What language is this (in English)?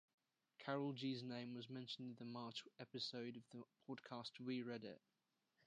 English